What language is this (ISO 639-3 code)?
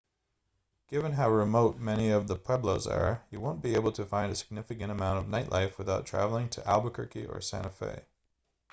eng